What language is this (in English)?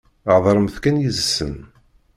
Kabyle